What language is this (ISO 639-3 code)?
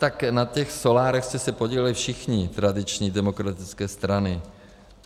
ces